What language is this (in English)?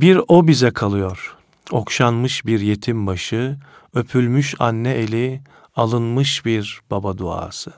Turkish